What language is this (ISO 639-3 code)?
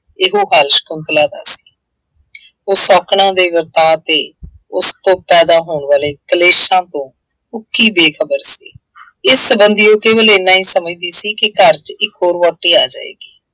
pan